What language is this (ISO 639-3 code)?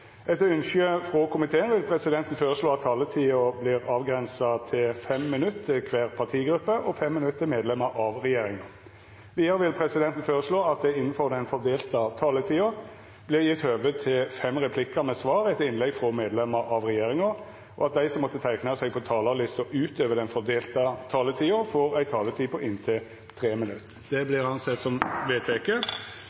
nno